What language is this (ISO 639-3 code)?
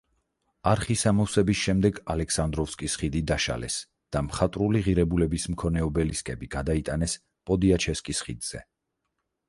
kat